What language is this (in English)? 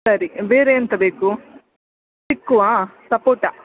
Kannada